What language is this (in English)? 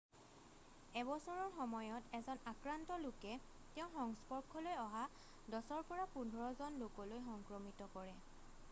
Assamese